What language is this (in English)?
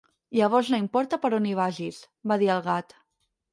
Catalan